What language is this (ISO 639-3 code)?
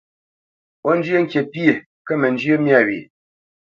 bce